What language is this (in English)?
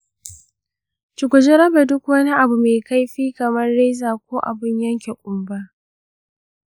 Hausa